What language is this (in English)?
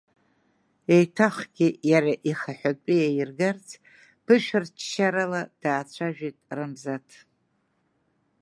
Abkhazian